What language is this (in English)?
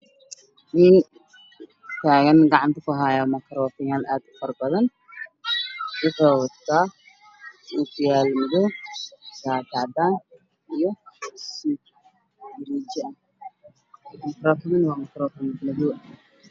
Somali